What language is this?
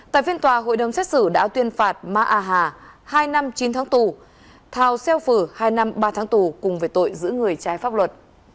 Vietnamese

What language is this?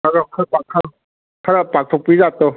Manipuri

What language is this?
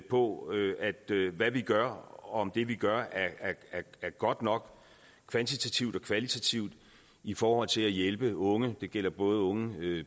Danish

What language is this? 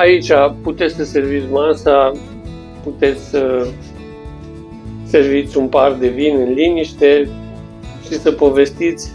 Romanian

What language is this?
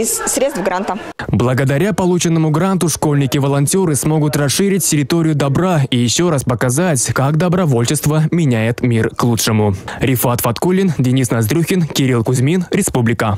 Russian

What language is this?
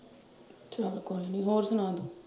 Punjabi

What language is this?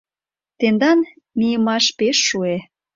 Mari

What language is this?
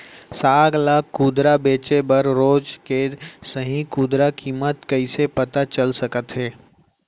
Chhattisgarhi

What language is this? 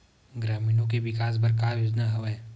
Chhattisgarhi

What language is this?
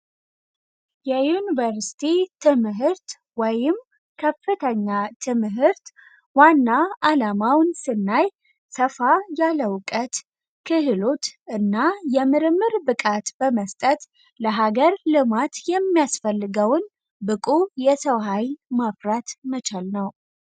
Amharic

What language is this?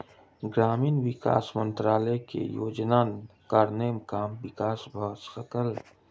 Maithili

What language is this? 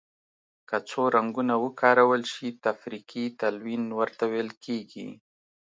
Pashto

